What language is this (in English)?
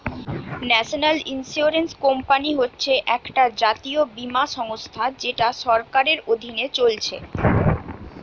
Bangla